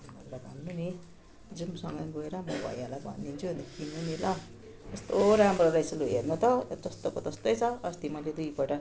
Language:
Nepali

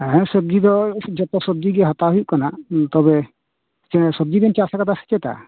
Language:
Santali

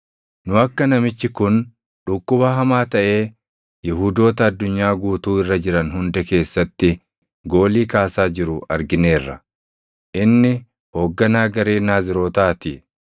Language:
Oromo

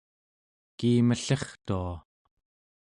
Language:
Central Yupik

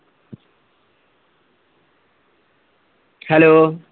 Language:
Punjabi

